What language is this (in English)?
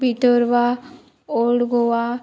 Konkani